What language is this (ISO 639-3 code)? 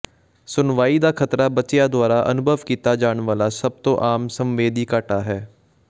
pan